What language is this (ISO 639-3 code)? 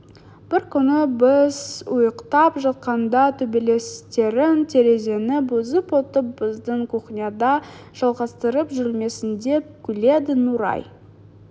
kaz